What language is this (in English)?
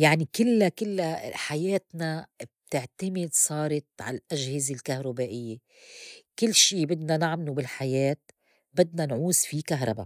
North Levantine Arabic